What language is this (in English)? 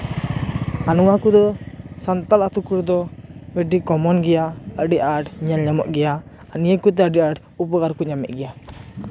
Santali